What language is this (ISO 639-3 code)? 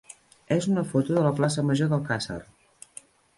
cat